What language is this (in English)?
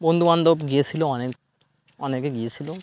Bangla